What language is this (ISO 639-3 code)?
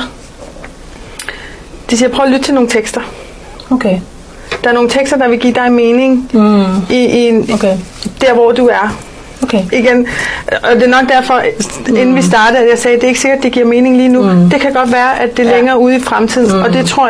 dan